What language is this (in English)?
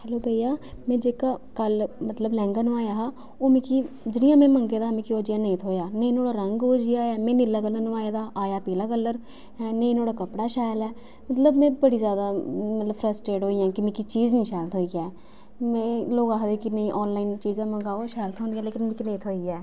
Dogri